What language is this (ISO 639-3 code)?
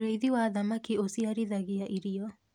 kik